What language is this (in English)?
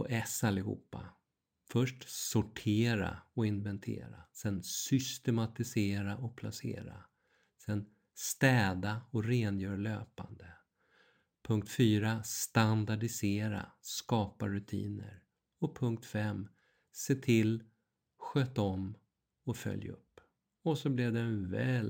Swedish